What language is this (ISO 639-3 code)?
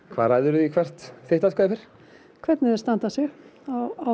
isl